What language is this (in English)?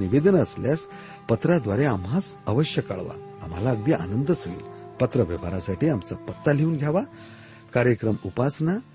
Marathi